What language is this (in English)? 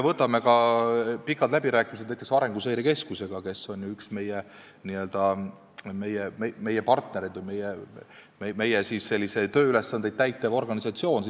Estonian